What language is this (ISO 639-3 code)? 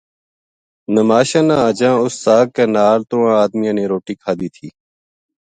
gju